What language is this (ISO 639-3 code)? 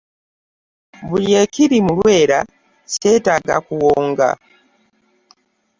lug